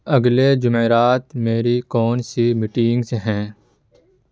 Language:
Urdu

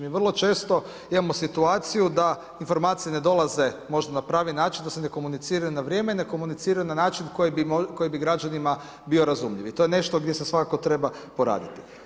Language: Croatian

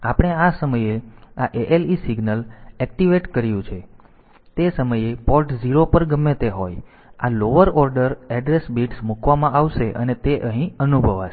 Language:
Gujarati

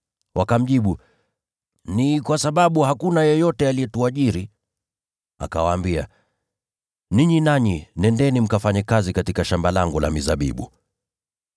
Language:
Swahili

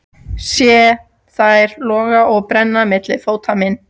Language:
Icelandic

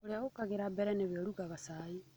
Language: Kikuyu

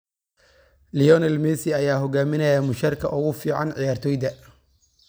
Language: Somali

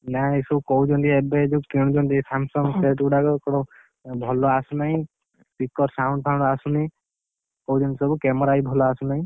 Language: Odia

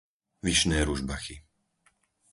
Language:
Slovak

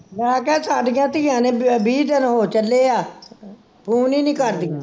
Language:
Punjabi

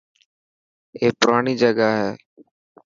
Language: Dhatki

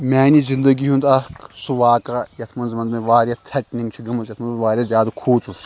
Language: Kashmiri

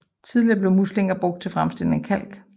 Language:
Danish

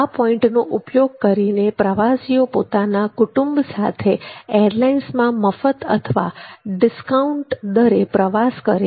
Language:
Gujarati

